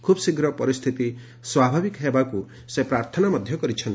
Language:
Odia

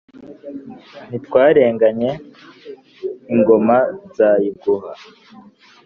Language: Kinyarwanda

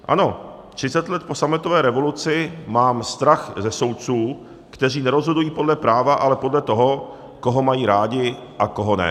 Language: Czech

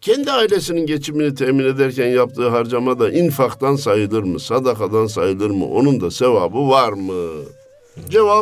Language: Turkish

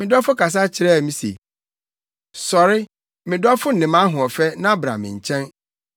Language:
Akan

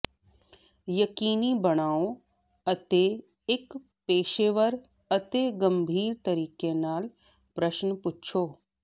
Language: Punjabi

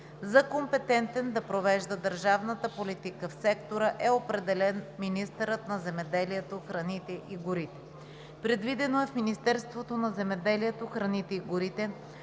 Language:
Bulgarian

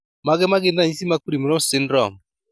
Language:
Luo (Kenya and Tanzania)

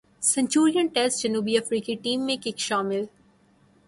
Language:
Urdu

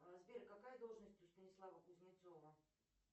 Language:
Russian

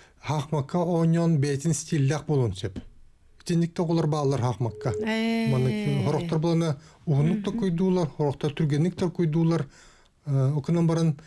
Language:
Russian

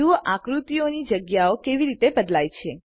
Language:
Gujarati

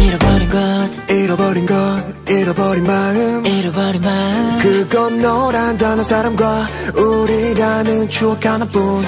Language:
Korean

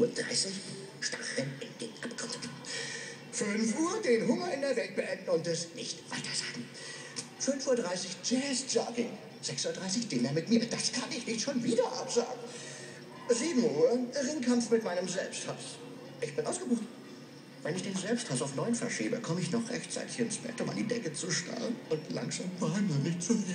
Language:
German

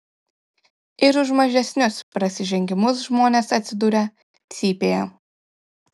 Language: Lithuanian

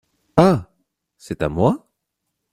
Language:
French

